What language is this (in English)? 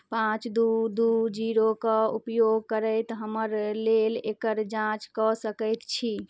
Maithili